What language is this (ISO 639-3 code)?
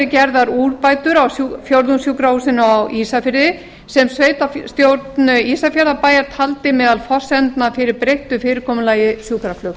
isl